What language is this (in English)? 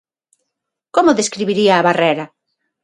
Galician